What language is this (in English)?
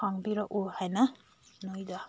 Manipuri